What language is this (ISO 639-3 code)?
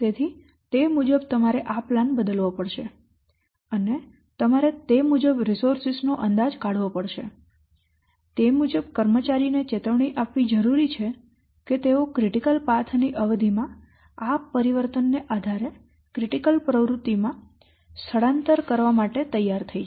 guj